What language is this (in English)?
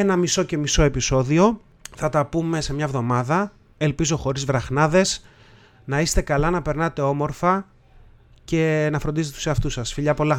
Greek